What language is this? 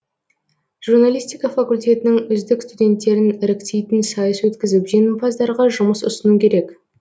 Kazakh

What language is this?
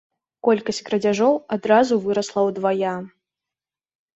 Belarusian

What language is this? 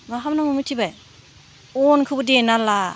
Bodo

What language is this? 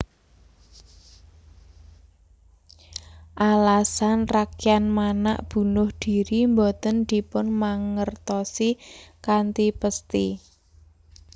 Javanese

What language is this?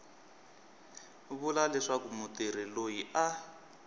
Tsonga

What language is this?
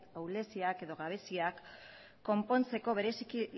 Basque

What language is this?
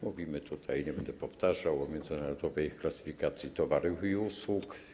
Polish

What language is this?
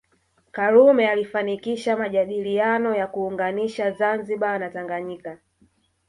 Swahili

